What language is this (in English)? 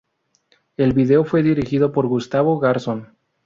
Spanish